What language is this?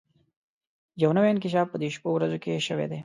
Pashto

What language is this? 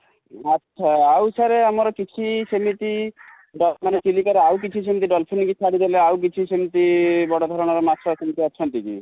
Odia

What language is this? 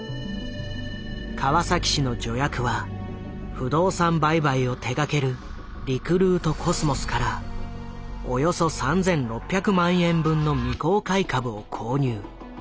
Japanese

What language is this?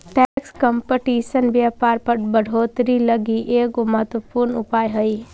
Magahi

